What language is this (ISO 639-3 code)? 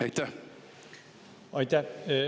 est